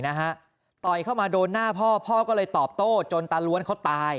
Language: Thai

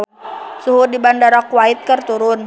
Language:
Sundanese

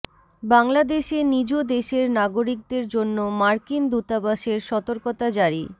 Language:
Bangla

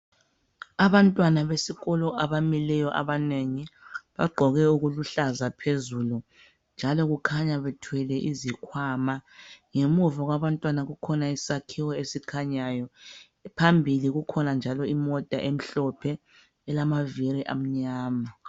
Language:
North Ndebele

